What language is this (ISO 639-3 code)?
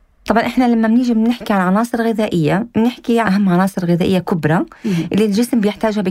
ara